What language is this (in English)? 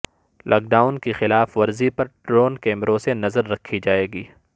Urdu